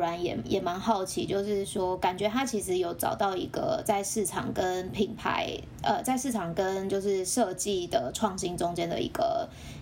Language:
Chinese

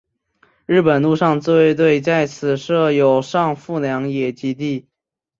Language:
Chinese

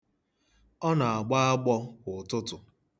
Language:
Igbo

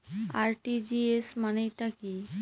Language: Bangla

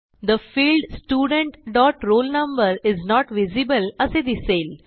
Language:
Marathi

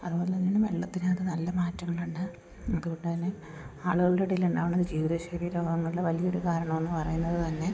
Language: Malayalam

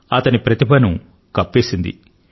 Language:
Telugu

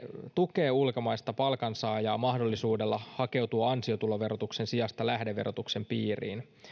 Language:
Finnish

